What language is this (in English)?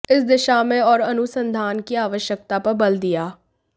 Hindi